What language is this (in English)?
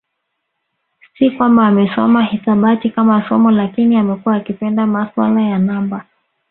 Swahili